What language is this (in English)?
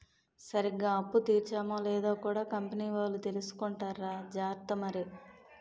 Telugu